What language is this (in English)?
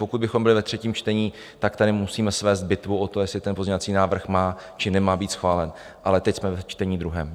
Czech